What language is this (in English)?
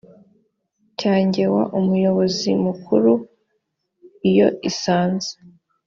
Kinyarwanda